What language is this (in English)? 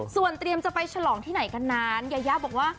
Thai